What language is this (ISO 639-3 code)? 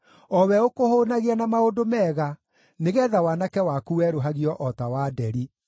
kik